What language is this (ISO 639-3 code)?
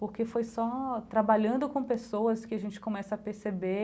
por